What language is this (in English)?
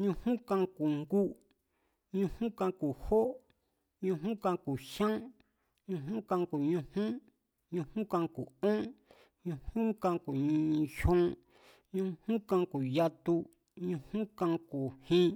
Mazatlán Mazatec